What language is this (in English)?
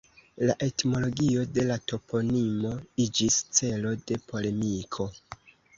Esperanto